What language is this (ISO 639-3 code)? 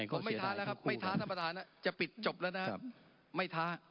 tha